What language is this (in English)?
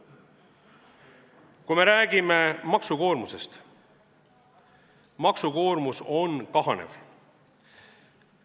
Estonian